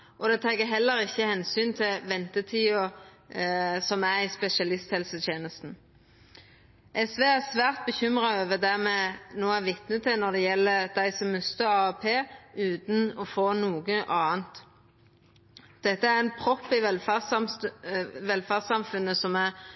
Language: Norwegian Nynorsk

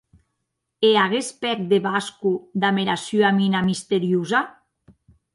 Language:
Occitan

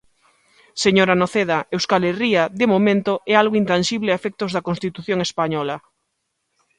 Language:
Galician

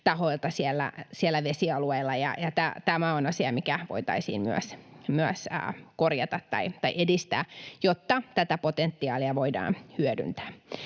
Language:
Finnish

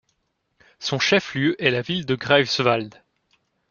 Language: French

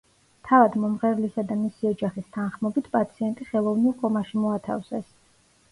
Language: Georgian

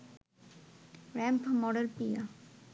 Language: Bangla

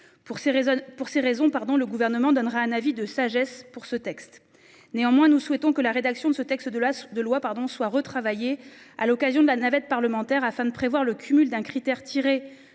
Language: French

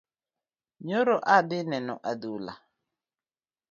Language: Luo (Kenya and Tanzania)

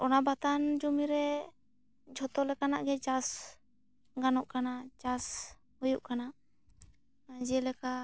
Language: Santali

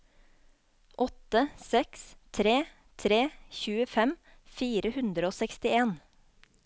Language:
Norwegian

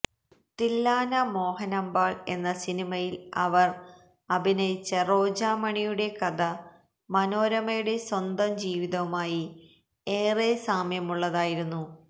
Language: Malayalam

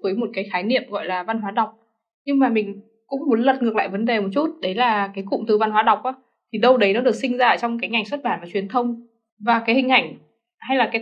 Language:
Vietnamese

